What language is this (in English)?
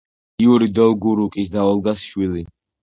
Georgian